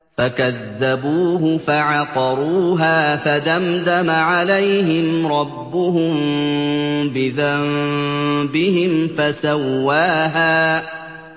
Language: Arabic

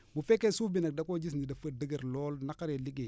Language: Wolof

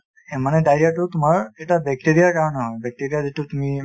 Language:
Assamese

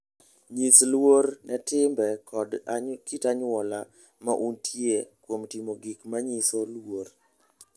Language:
Luo (Kenya and Tanzania)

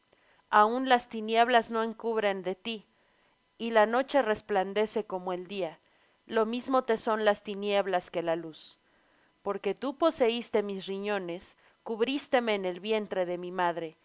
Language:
Spanish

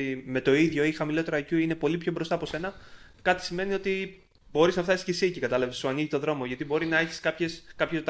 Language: Greek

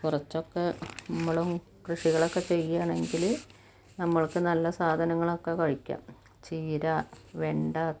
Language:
Malayalam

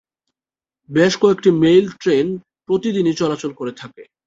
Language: Bangla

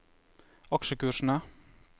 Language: Norwegian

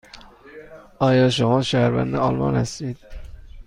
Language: Persian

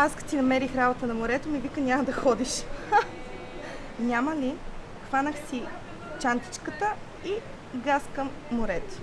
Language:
Bulgarian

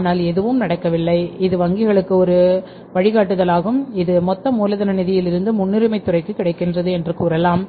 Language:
Tamil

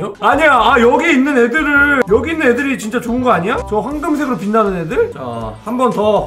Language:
Korean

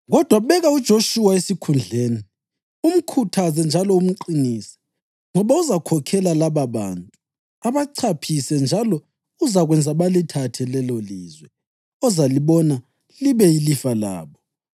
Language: North Ndebele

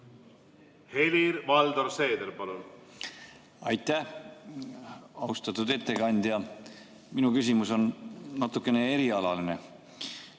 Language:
Estonian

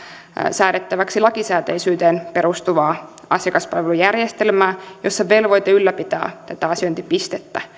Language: Finnish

